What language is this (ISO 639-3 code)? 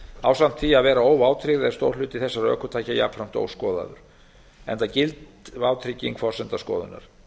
isl